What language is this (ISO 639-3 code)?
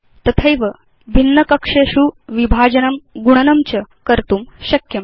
san